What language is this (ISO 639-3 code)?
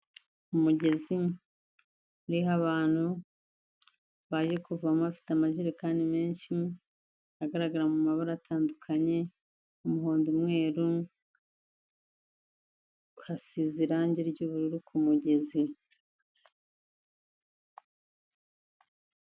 kin